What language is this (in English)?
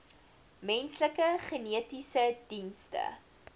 Afrikaans